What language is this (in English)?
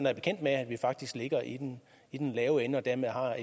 Danish